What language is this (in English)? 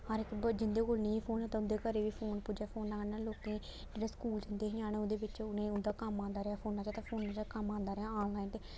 Dogri